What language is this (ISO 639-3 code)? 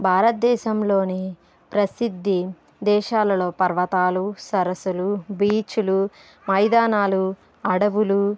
tel